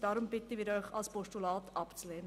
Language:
Swiss German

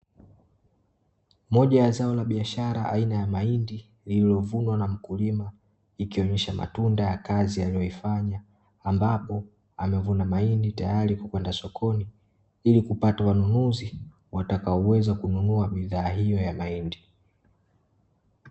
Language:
Swahili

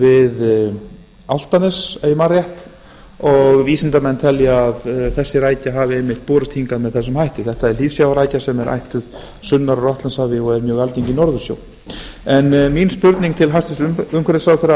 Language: Icelandic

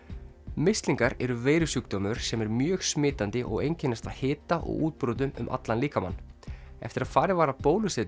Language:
Icelandic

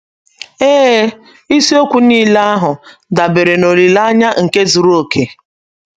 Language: Igbo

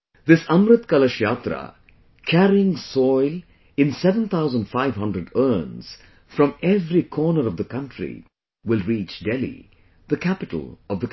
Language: English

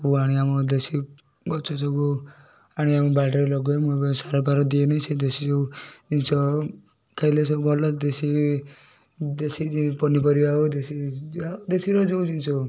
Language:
Odia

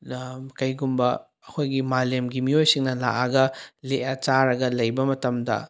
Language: Manipuri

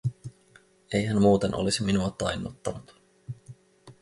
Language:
Finnish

